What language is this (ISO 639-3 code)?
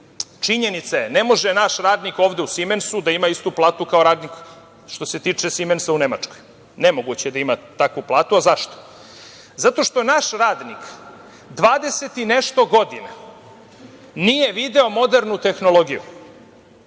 srp